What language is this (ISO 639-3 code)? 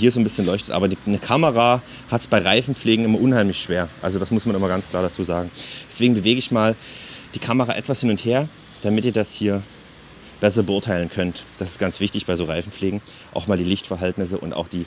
deu